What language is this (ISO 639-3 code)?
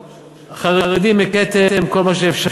heb